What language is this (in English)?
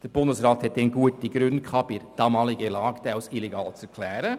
Swiss German